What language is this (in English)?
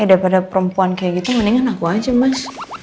Indonesian